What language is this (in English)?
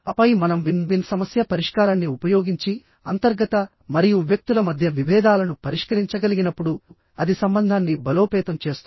Telugu